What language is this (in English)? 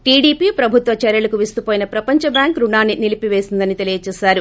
Telugu